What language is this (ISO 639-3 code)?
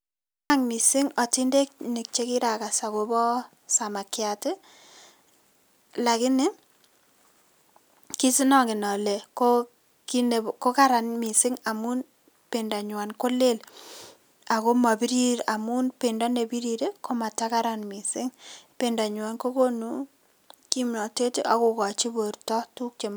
kln